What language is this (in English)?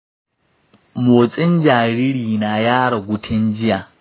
Hausa